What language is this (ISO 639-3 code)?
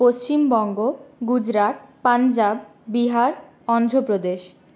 ben